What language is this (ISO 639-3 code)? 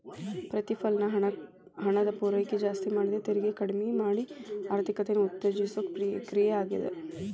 kan